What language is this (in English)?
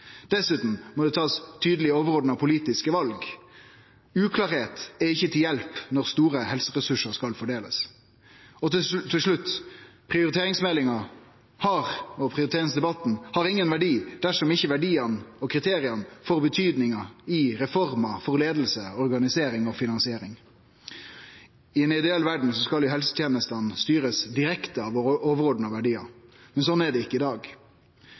Norwegian Nynorsk